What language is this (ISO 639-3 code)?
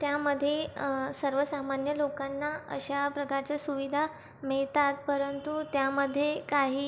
mar